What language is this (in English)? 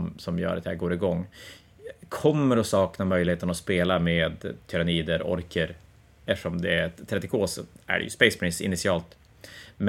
Swedish